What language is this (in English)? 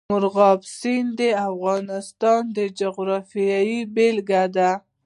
Pashto